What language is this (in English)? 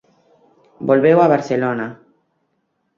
Galician